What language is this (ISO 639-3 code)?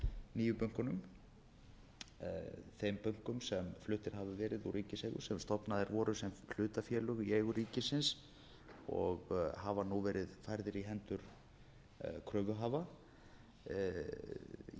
isl